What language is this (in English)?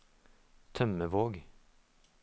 Norwegian